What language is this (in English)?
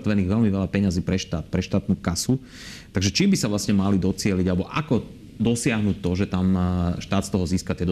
Slovak